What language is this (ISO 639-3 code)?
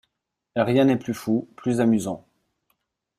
fra